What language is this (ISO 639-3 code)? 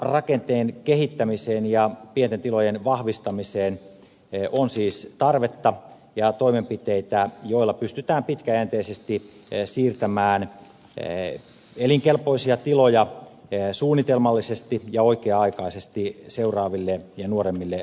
fin